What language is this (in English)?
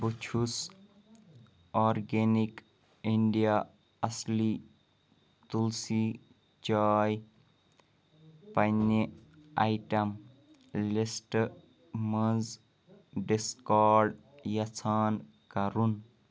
Kashmiri